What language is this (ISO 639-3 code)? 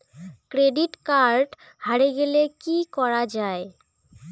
ben